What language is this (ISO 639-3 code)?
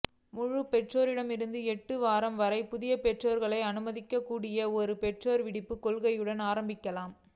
tam